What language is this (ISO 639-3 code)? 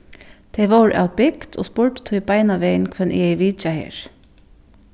fao